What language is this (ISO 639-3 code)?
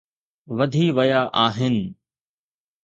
snd